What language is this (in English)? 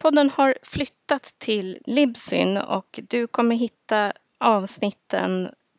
Swedish